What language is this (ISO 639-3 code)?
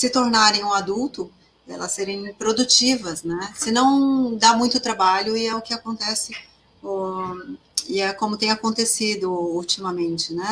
por